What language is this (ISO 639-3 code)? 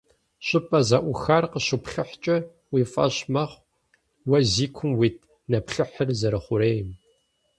kbd